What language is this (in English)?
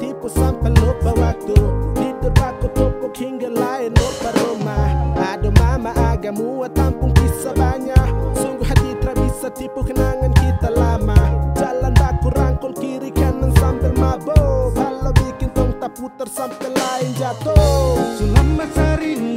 Indonesian